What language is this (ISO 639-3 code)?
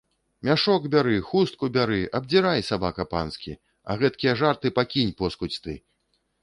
bel